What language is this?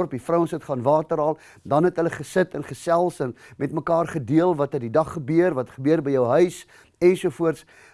Dutch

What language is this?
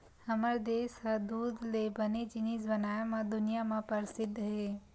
Chhattisgarhi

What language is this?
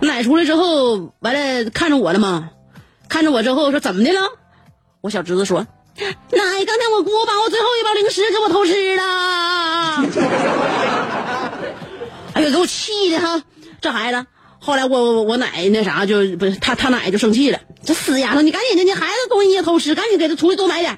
Chinese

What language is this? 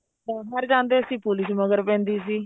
Punjabi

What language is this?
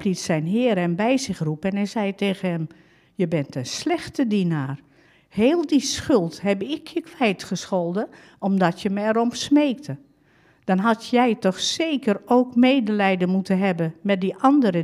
Dutch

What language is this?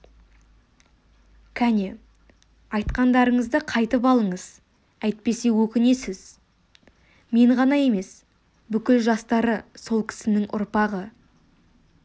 Kazakh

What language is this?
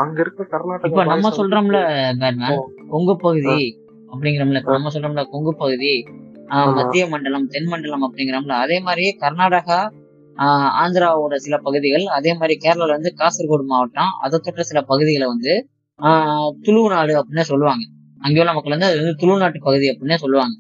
Tamil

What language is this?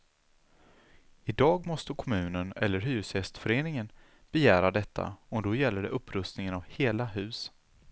Swedish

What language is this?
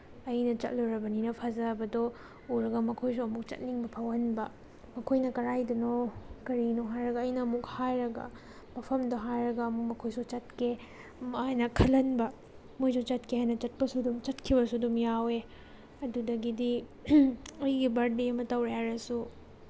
Manipuri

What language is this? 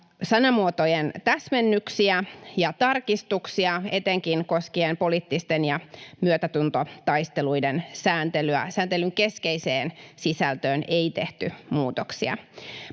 Finnish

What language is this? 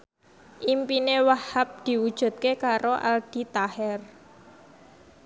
Javanese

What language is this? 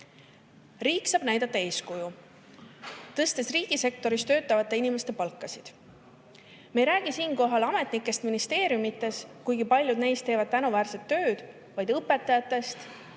Estonian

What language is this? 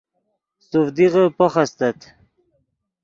Yidgha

